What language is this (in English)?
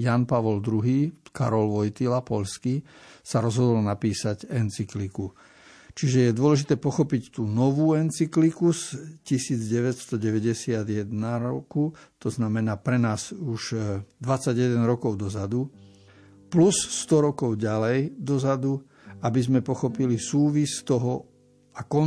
Slovak